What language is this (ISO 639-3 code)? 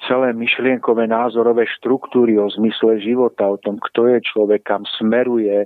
slk